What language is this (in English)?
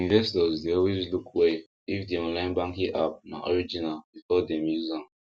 Nigerian Pidgin